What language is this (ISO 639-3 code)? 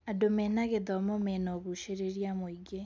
kik